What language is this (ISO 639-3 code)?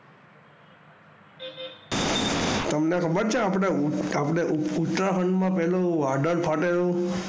guj